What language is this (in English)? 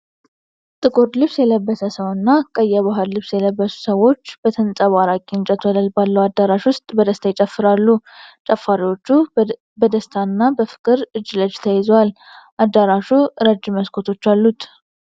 Amharic